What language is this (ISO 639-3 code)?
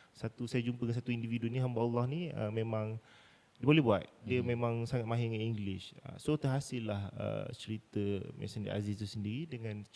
msa